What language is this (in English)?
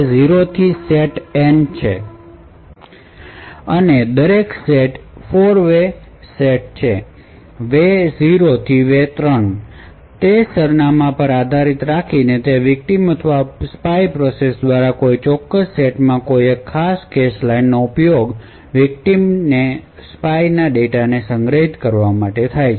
Gujarati